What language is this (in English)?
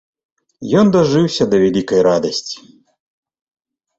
Belarusian